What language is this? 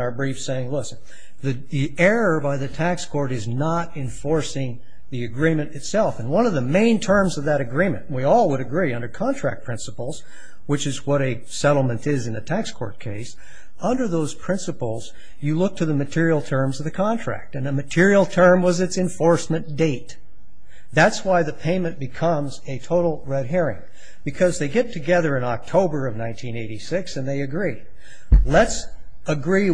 English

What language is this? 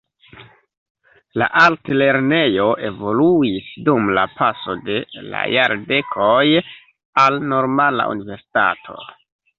Esperanto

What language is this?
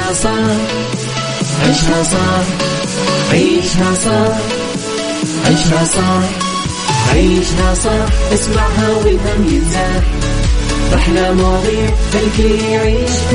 Arabic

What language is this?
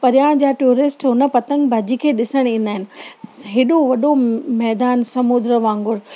Sindhi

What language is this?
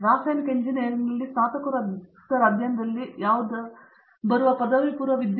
Kannada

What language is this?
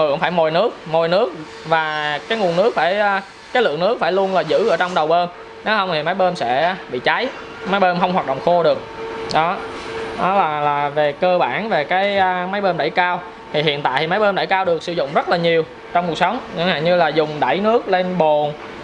Vietnamese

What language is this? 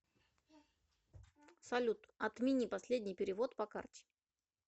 Russian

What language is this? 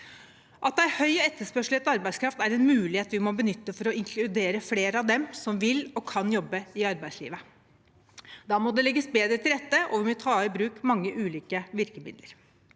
Norwegian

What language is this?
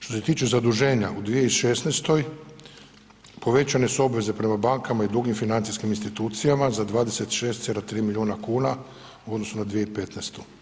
Croatian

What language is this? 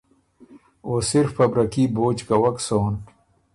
Ormuri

